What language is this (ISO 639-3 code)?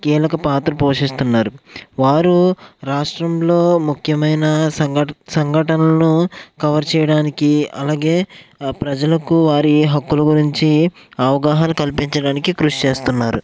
tel